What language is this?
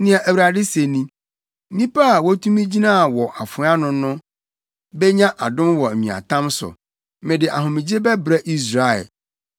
Akan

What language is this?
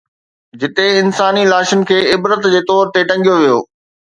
Sindhi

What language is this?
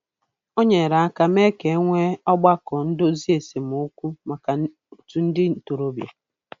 Igbo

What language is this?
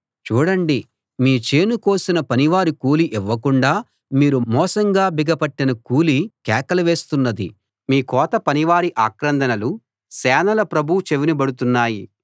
Telugu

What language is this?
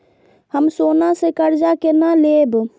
Maithili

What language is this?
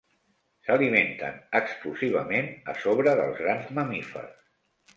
Catalan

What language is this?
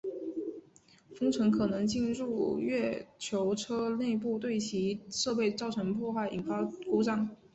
Chinese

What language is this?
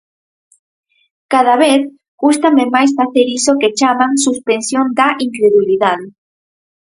Galician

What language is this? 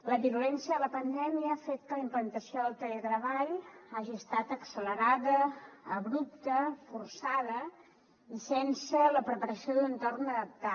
Catalan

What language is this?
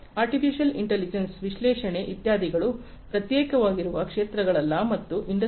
Kannada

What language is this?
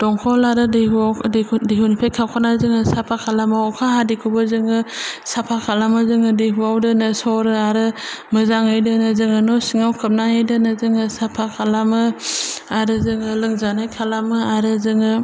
Bodo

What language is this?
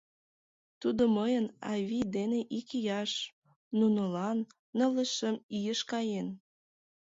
Mari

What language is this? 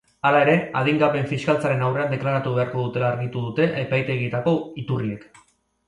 Basque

